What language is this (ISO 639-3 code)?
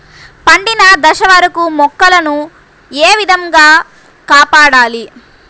tel